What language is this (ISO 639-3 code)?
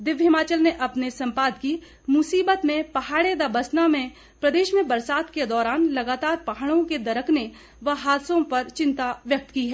hin